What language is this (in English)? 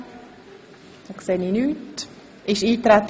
Swiss German